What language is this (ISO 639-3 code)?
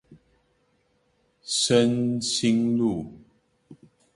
zho